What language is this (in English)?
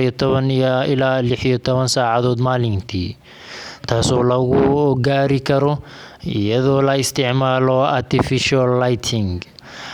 Somali